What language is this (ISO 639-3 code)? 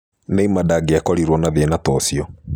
kik